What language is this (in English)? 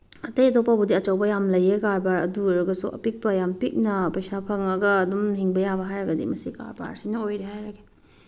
Manipuri